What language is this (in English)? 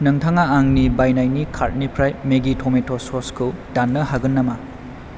Bodo